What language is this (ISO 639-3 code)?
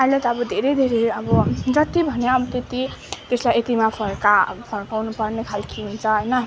nep